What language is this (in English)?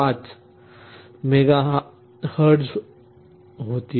Marathi